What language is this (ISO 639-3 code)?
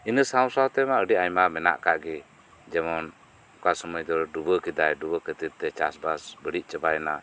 sat